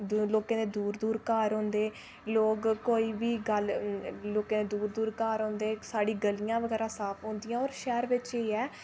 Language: Dogri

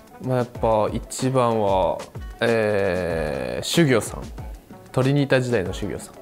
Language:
Japanese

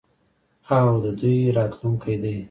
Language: Pashto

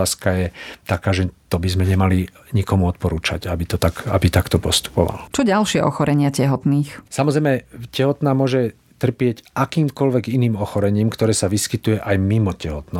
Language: Slovak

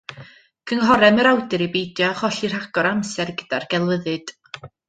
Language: Welsh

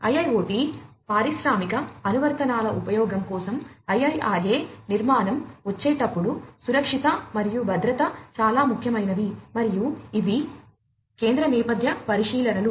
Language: Telugu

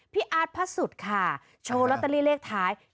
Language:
Thai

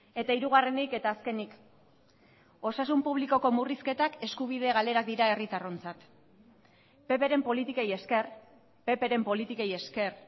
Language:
Basque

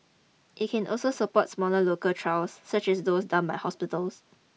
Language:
English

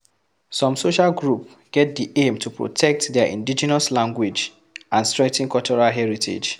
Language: Nigerian Pidgin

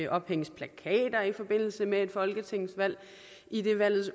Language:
Danish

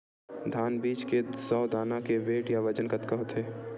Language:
Chhattisgarhi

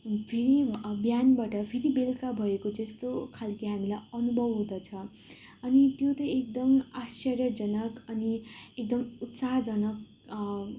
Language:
Nepali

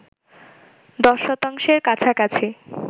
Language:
Bangla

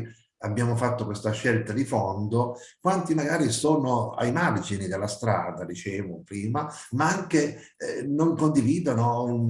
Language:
Italian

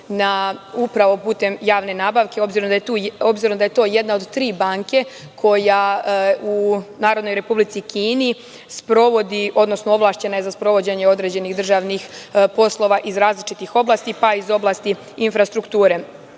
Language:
Serbian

